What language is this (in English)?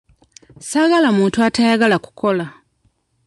Ganda